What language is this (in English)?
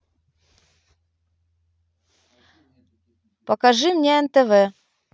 Russian